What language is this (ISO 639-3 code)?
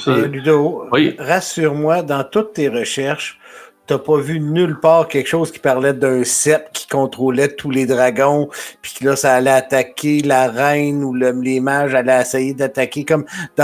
fra